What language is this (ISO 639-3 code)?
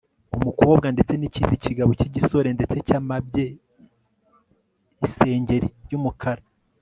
kin